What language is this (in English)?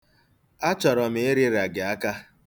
Igbo